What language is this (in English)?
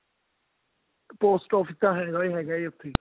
Punjabi